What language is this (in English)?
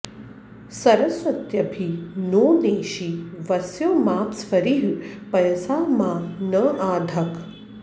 Sanskrit